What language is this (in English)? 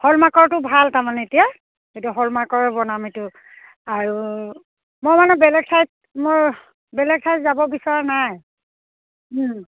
Assamese